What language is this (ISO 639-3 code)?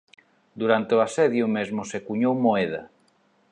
glg